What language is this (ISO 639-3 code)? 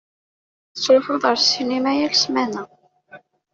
kab